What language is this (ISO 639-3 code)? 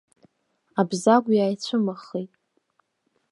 abk